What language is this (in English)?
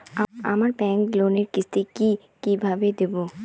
Bangla